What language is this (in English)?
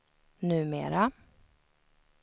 Swedish